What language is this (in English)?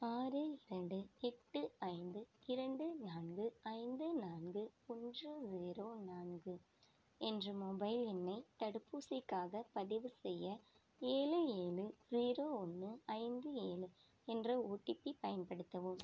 Tamil